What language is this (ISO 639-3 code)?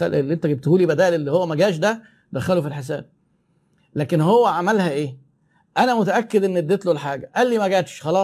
ara